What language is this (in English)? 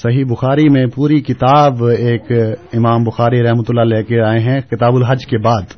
Urdu